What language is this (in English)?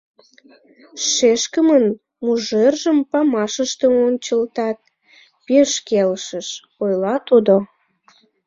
Mari